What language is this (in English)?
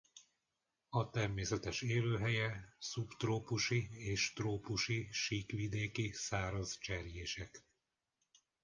Hungarian